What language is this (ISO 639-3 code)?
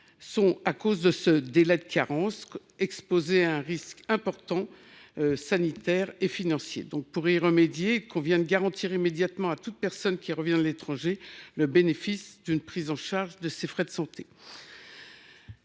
fra